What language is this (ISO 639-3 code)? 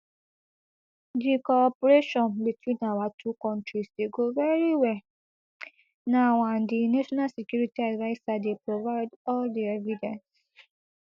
pcm